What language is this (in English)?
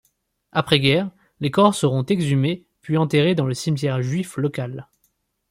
French